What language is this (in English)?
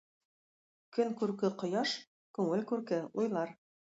Tatar